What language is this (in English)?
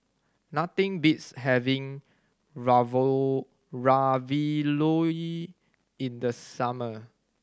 English